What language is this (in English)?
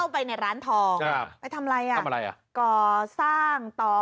Thai